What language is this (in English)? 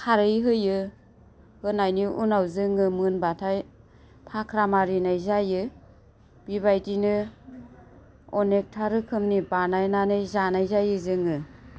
Bodo